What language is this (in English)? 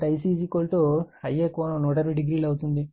Telugu